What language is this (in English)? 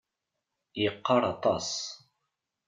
Kabyle